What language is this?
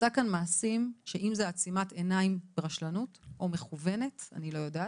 Hebrew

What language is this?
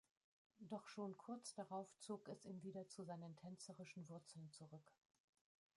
German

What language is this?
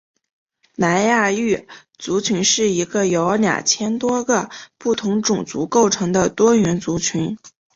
Chinese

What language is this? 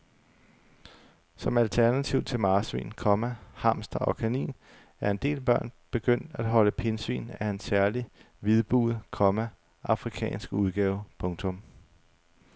Danish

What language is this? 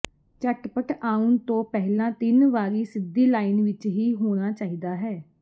Punjabi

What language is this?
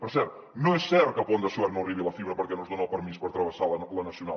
Catalan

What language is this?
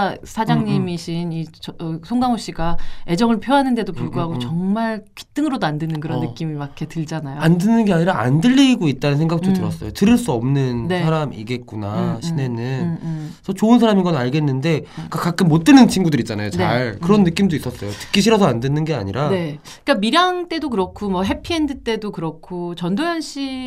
Korean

